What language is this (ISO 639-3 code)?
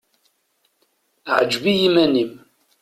kab